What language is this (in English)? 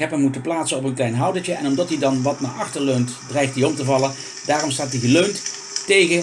Dutch